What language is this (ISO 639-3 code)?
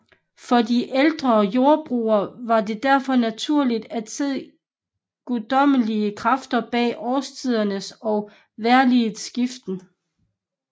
dan